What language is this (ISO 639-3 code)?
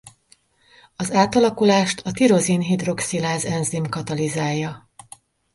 hun